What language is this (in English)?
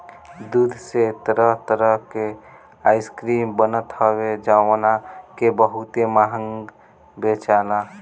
Bhojpuri